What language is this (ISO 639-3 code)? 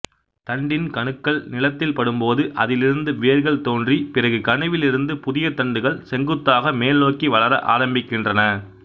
tam